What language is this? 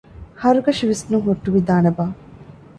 Divehi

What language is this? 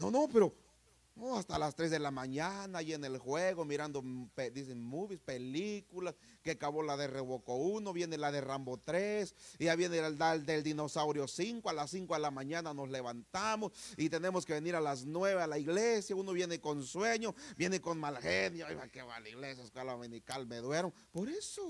Spanish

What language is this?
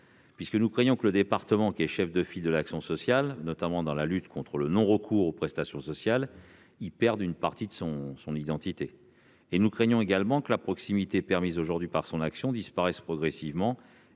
French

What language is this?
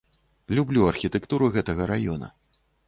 Belarusian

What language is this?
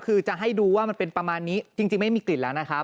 Thai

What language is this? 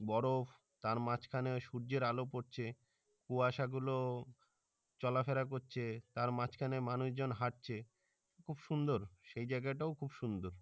Bangla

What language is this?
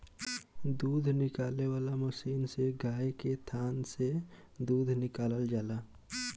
Bhojpuri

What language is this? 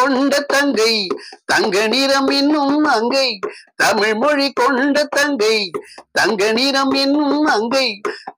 Tamil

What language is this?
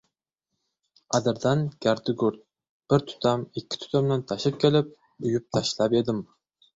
Uzbek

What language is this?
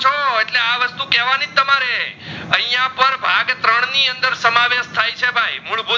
Gujarati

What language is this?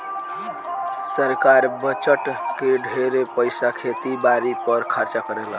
Bhojpuri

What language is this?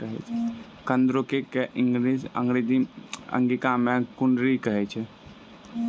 Maithili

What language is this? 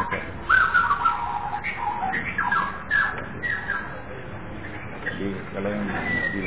Indonesian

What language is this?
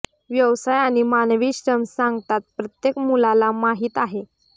Marathi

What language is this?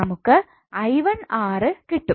Malayalam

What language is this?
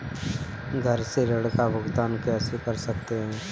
Hindi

